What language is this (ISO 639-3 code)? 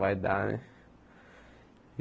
por